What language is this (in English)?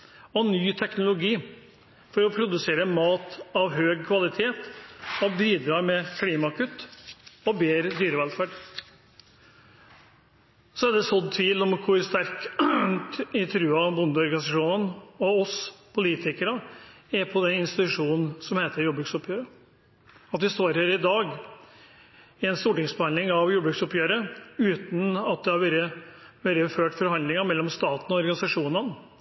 Norwegian Bokmål